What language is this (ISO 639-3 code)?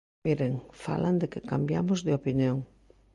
glg